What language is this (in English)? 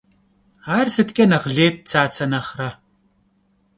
Kabardian